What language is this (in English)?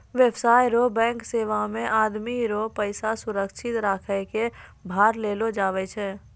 Maithili